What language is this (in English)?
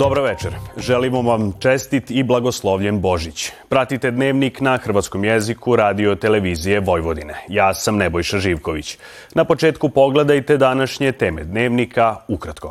Croatian